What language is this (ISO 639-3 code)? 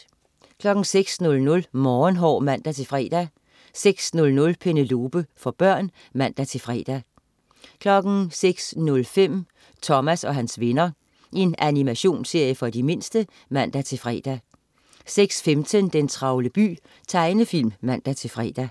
dan